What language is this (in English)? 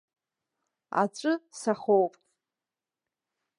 Abkhazian